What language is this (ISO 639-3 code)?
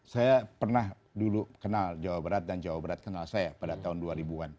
ind